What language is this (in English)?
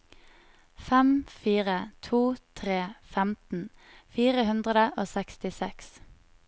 Norwegian